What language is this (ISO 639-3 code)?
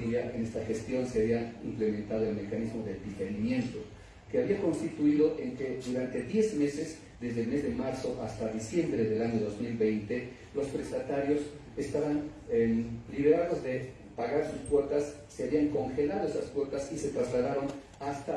spa